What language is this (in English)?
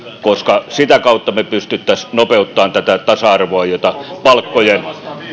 Finnish